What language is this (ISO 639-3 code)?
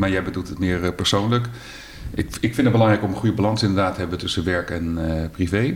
nld